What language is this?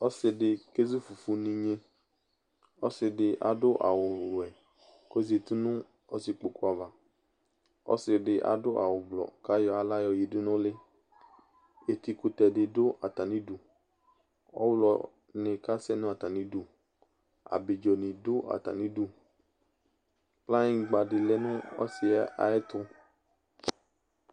Ikposo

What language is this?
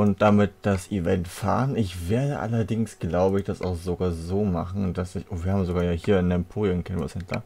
German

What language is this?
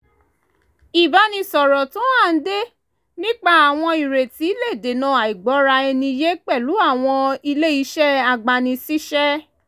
Yoruba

